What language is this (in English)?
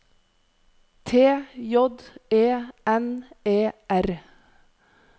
Norwegian